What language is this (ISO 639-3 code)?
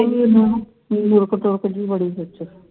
pan